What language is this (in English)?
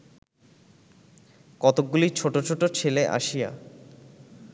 Bangla